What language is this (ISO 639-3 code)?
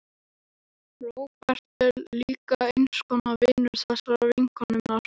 isl